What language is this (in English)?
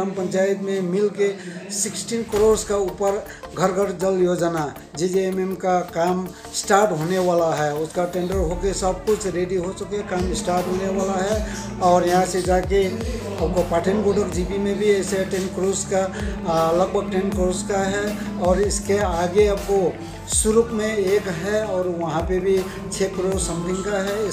Hindi